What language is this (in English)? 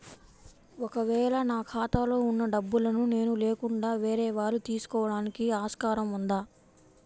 Telugu